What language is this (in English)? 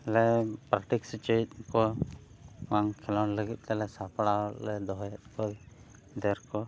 Santali